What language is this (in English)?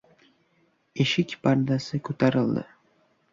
Uzbek